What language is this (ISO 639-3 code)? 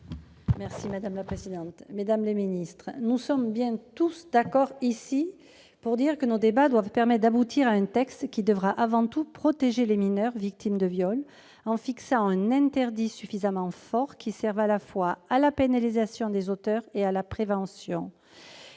fra